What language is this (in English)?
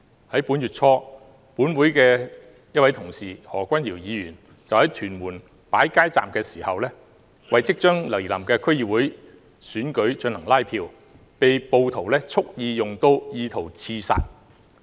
Cantonese